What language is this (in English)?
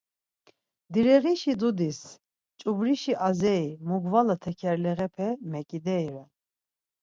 Laz